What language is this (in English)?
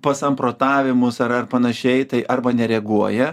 Lithuanian